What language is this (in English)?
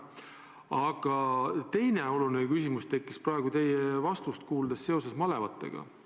Estonian